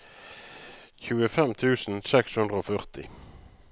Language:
Norwegian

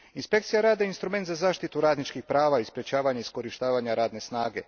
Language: Croatian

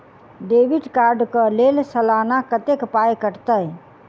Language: Maithili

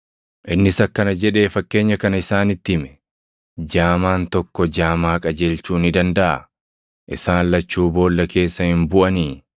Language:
Oromo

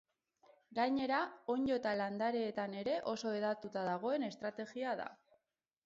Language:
Basque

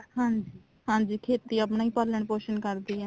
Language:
Punjabi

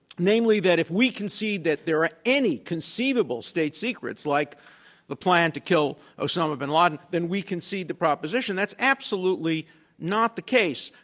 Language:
English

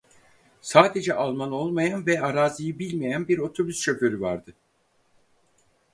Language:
Turkish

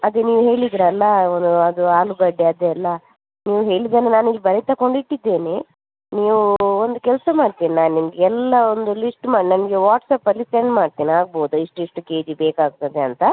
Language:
Kannada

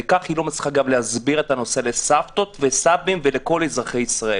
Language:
Hebrew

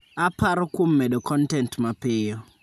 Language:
Luo (Kenya and Tanzania)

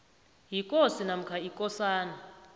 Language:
South Ndebele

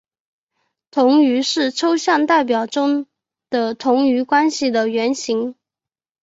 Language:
Chinese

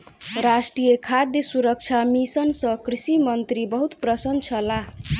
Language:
Maithili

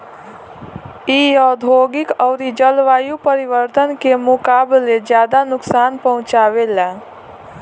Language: Bhojpuri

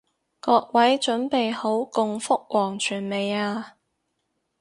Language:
Cantonese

